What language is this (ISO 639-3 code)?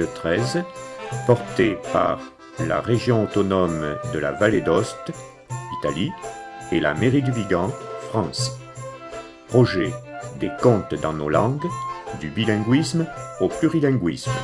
fra